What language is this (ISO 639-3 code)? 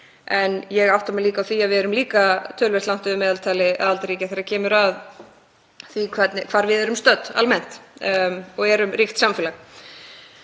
isl